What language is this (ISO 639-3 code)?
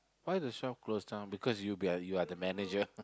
eng